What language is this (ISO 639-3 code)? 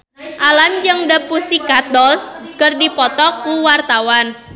sun